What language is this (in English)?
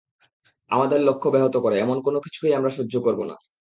Bangla